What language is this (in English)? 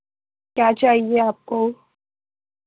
Urdu